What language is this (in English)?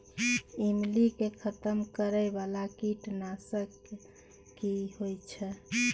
Maithili